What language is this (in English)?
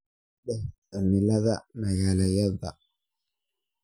Somali